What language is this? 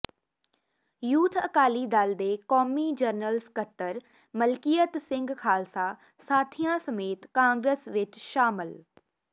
Punjabi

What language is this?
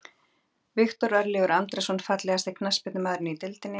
Icelandic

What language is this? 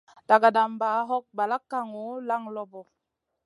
Masana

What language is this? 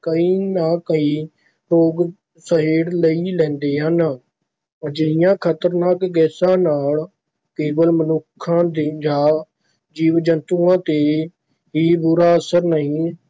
Punjabi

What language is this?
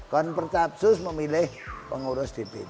Indonesian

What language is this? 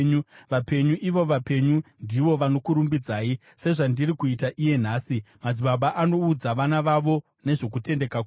Shona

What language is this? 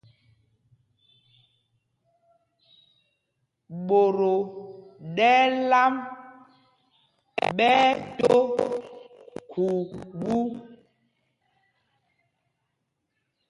Mpumpong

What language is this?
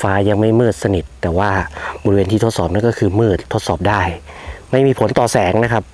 Thai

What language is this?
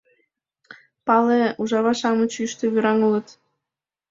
Mari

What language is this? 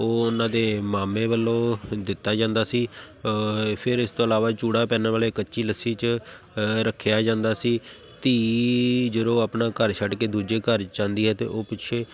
Punjabi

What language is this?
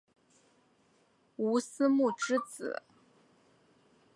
Chinese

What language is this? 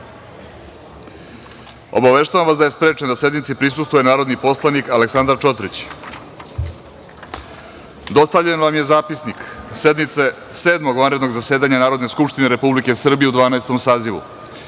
Serbian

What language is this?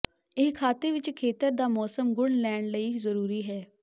Punjabi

